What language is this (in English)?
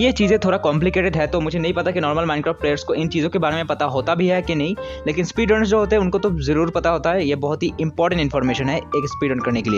Hindi